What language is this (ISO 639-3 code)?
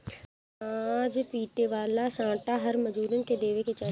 bho